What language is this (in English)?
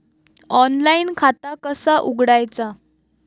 Marathi